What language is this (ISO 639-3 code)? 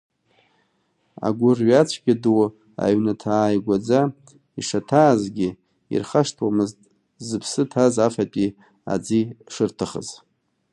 abk